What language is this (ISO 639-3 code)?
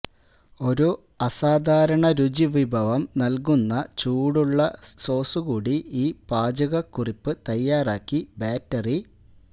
mal